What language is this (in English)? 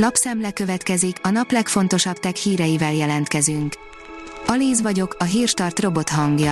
Hungarian